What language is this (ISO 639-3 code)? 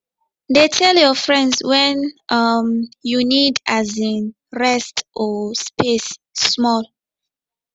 pcm